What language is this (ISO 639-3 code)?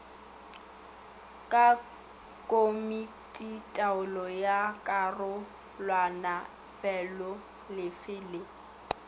nso